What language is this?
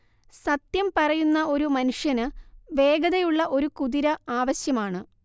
Malayalam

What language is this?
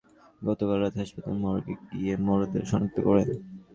Bangla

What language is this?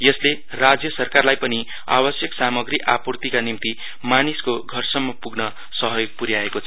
Nepali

